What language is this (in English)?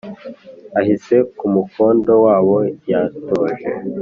Kinyarwanda